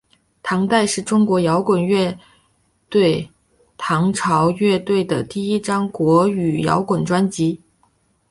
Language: Chinese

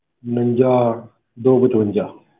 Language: Punjabi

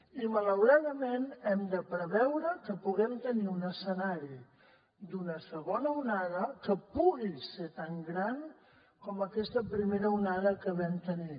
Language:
Catalan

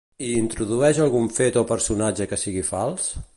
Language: Catalan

